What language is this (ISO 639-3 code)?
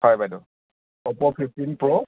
asm